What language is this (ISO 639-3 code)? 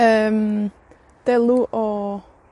cym